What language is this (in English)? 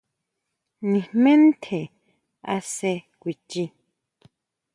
Huautla Mazatec